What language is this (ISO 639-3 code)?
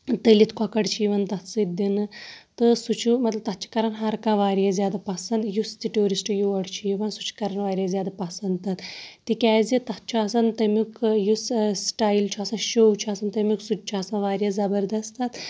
kas